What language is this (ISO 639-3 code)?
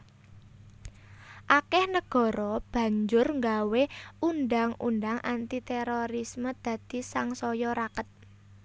jav